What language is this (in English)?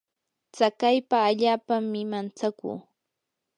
Yanahuanca Pasco Quechua